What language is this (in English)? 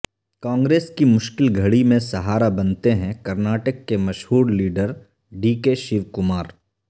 Urdu